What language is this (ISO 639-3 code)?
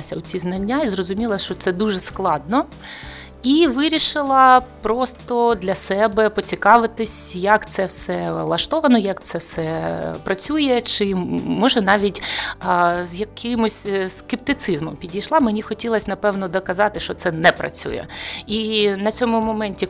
ukr